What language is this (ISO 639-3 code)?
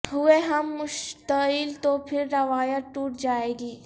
urd